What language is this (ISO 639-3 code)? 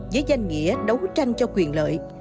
vie